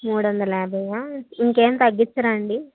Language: Telugu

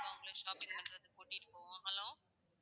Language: Tamil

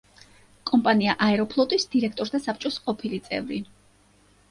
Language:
Georgian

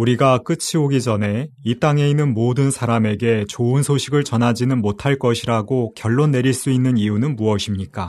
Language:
Korean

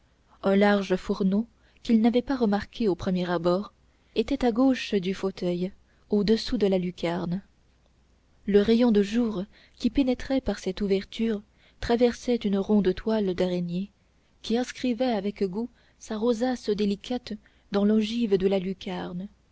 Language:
French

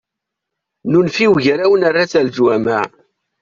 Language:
Kabyle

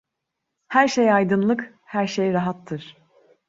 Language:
Turkish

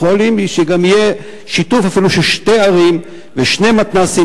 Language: Hebrew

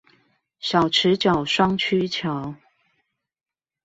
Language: Chinese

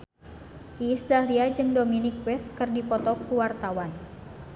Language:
Sundanese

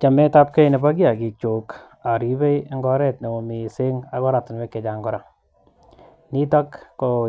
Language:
Kalenjin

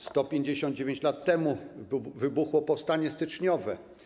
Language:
Polish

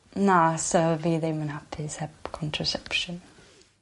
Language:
Welsh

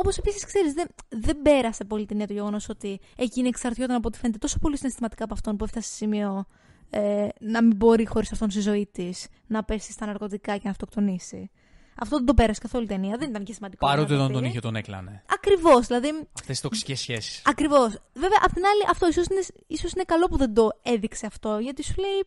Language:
Greek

